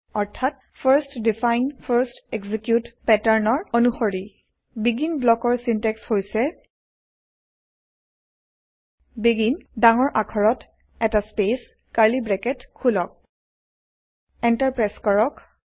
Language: Assamese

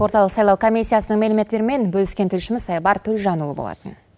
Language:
Kazakh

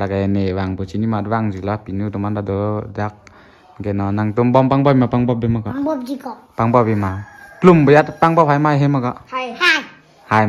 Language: Thai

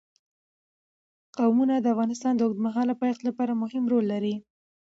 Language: Pashto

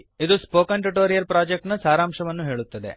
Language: Kannada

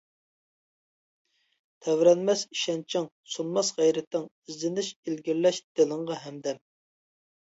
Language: Uyghur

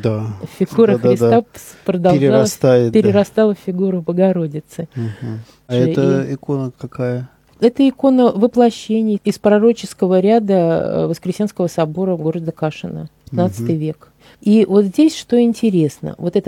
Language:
Russian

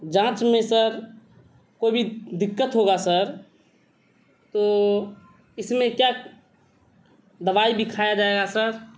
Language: Urdu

